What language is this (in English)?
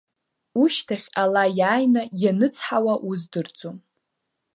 Abkhazian